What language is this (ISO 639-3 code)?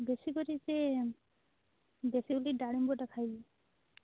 ori